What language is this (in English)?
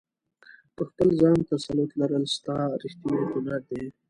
Pashto